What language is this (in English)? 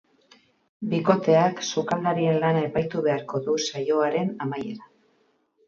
Basque